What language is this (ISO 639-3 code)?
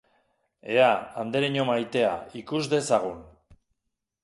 eus